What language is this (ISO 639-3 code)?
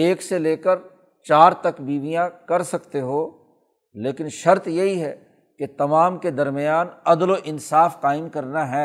urd